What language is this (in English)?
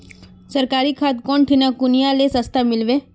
Magahi